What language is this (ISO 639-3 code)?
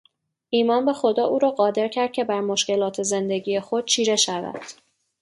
fas